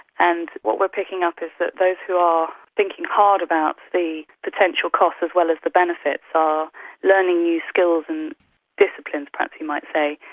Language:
English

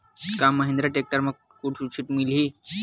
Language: Chhattisgarhi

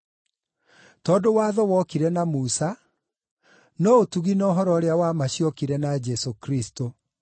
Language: Kikuyu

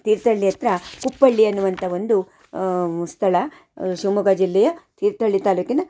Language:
Kannada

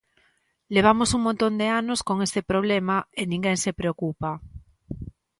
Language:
Galician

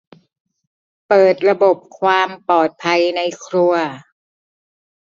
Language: Thai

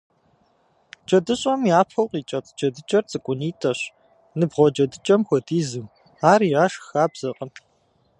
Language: Kabardian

